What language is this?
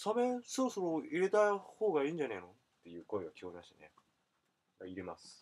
Japanese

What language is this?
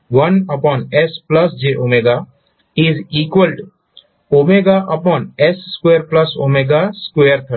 Gujarati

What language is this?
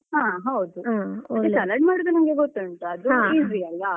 Kannada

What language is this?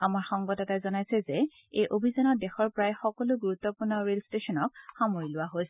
Assamese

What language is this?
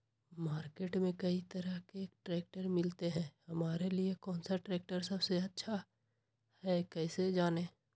Magahi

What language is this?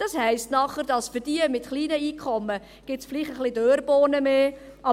Swiss German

